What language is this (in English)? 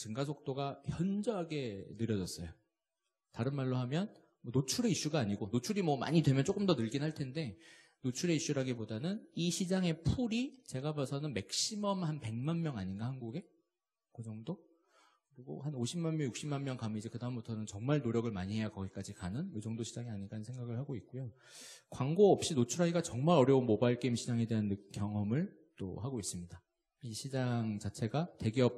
Korean